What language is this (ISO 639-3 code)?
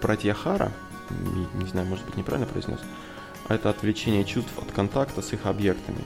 rus